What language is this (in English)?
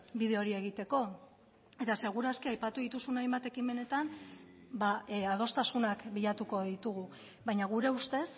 Basque